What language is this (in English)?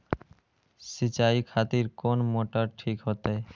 Maithili